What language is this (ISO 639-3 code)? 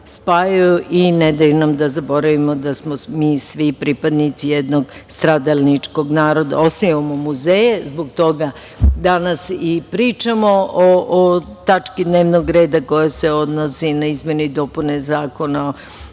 srp